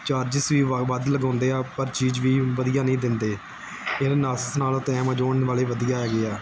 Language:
Punjabi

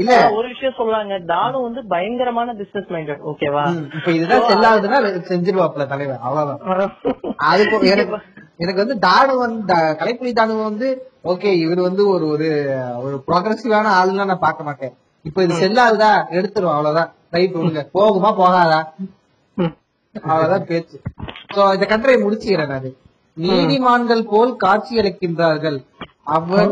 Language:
Tamil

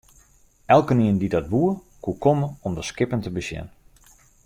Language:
Western Frisian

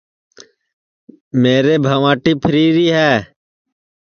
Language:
Sansi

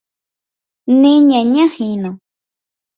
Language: Guarani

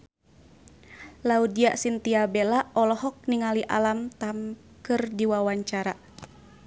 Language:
Sundanese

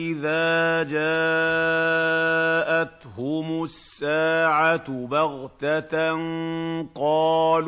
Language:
Arabic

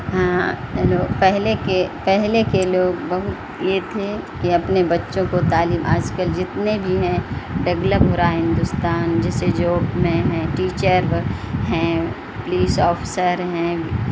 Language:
Urdu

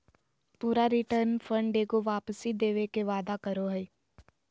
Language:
Magahi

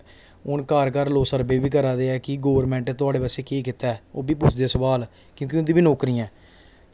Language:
Dogri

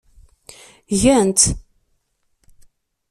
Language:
Kabyle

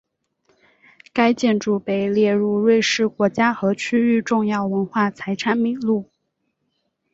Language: Chinese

